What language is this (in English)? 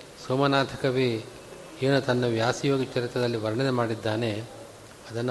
Kannada